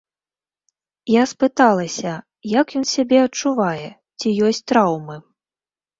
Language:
Belarusian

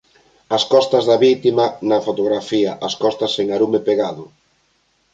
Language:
Galician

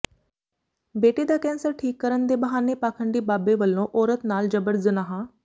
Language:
Punjabi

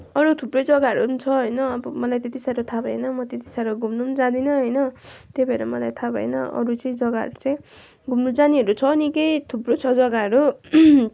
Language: Nepali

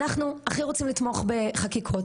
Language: Hebrew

